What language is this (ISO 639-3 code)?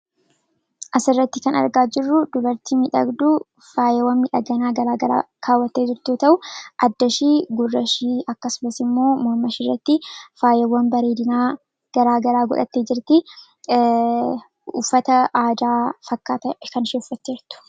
orm